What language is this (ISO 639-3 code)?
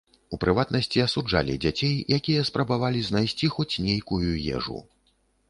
bel